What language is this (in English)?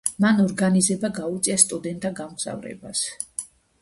Georgian